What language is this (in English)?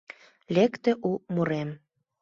Mari